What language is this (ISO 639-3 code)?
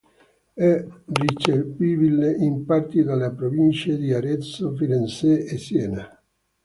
ita